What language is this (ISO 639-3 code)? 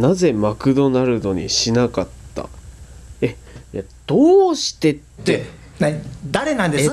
jpn